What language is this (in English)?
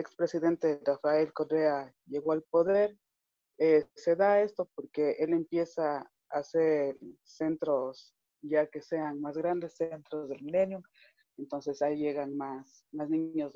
Spanish